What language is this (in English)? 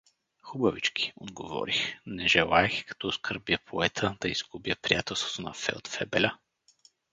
Bulgarian